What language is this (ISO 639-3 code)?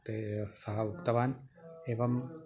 san